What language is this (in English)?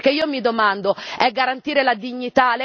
Italian